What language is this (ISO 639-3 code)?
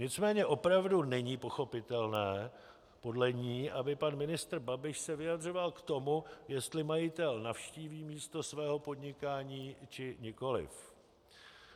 ces